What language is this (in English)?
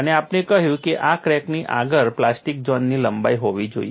Gujarati